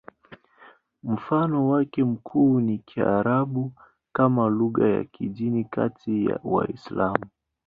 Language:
Swahili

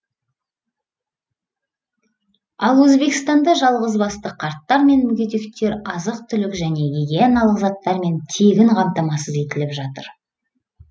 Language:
Kazakh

